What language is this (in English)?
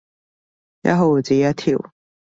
Cantonese